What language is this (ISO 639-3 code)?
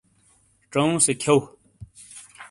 scl